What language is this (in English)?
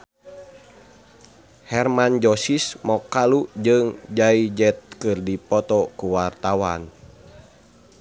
Sundanese